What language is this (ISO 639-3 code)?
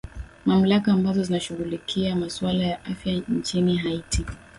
swa